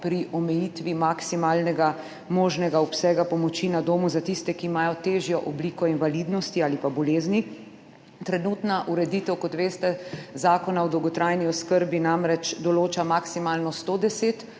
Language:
Slovenian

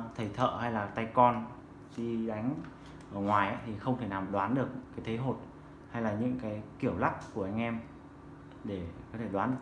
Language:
Vietnamese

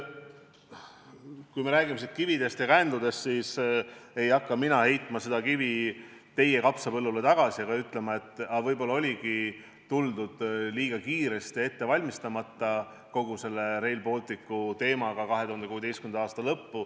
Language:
Estonian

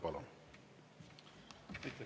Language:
Estonian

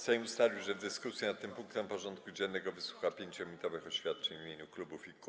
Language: Polish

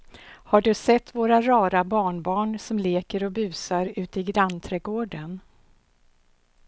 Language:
Swedish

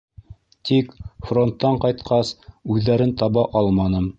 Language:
Bashkir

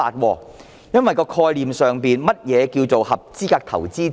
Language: Cantonese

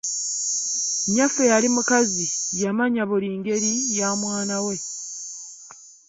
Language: Ganda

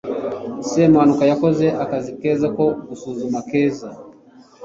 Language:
Kinyarwanda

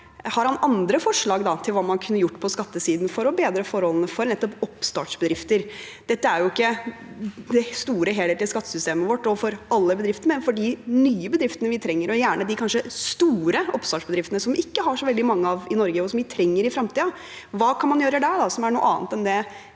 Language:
Norwegian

